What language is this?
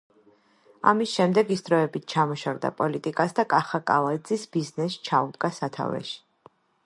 Georgian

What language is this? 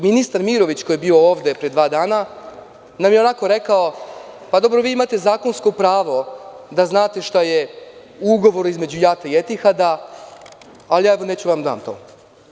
Serbian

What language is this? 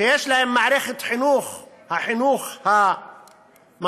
Hebrew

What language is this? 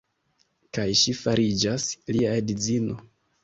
Esperanto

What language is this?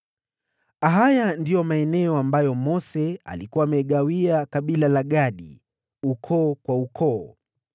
Swahili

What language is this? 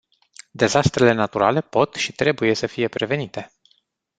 Romanian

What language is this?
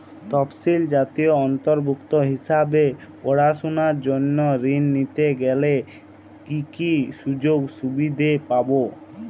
Bangla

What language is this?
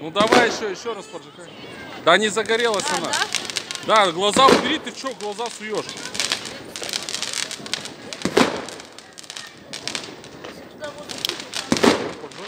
Russian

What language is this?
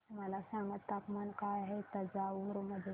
Marathi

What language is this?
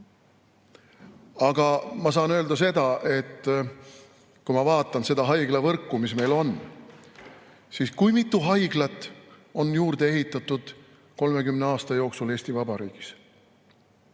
Estonian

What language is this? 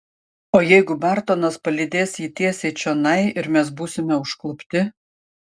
Lithuanian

